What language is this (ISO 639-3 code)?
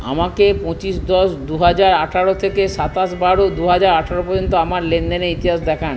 ben